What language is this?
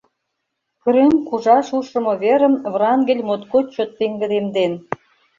Mari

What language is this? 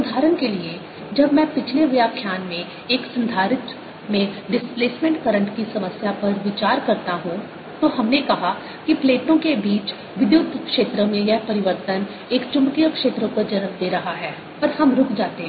Hindi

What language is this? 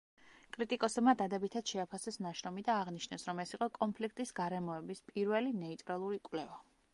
Georgian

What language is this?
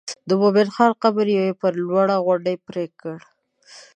Pashto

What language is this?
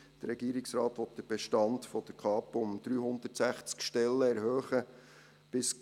Swiss German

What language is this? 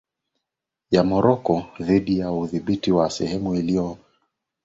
Swahili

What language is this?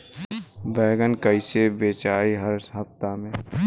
Bhojpuri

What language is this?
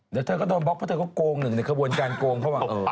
Thai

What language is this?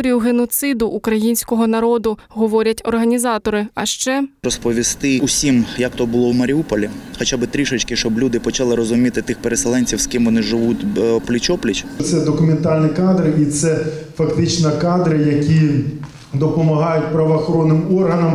Ukrainian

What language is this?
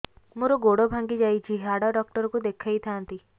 Odia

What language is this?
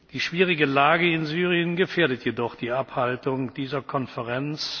German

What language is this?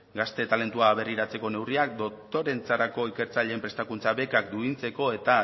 Basque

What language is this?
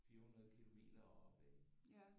Danish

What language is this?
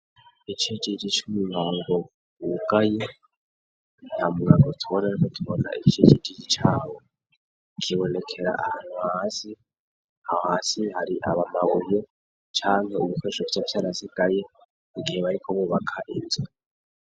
Rundi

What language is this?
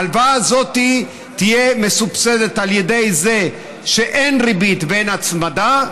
Hebrew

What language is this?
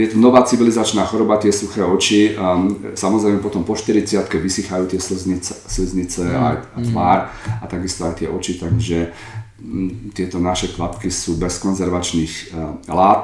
Slovak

